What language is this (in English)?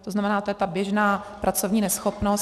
Czech